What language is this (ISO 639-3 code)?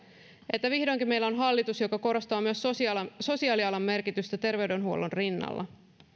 fin